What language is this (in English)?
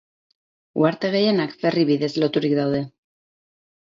Basque